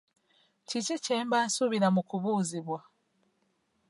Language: Ganda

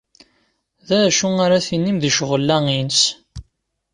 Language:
Kabyle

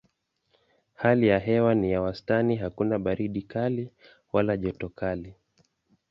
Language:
Swahili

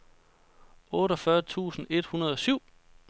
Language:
Danish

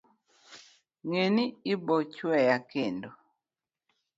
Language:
Luo (Kenya and Tanzania)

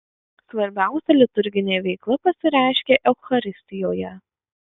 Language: Lithuanian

